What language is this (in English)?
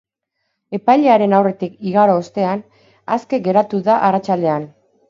Basque